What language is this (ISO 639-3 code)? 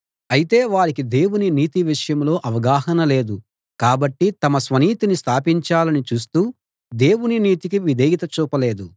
tel